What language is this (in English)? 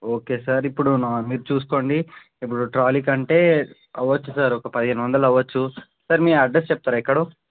Telugu